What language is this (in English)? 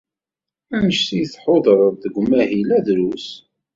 Kabyle